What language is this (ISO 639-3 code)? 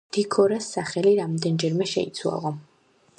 kat